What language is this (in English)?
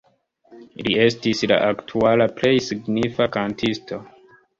Esperanto